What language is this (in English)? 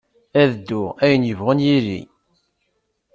Kabyle